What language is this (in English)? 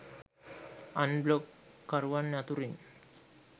Sinhala